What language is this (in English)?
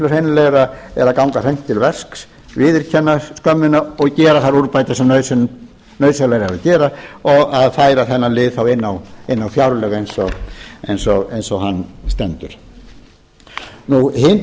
Icelandic